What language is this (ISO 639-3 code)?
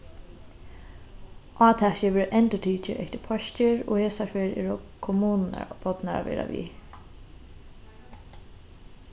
fao